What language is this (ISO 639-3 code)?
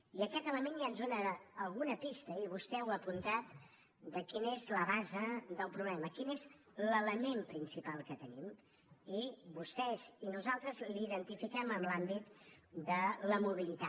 cat